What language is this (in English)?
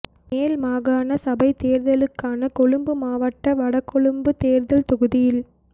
Tamil